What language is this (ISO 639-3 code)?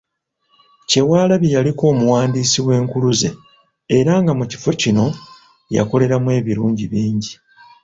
lug